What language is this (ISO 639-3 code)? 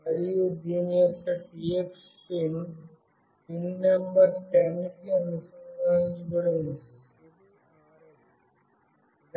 tel